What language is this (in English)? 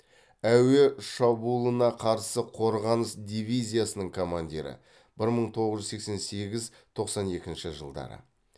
Kazakh